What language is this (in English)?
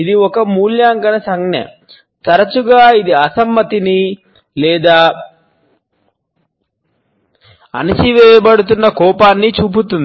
Telugu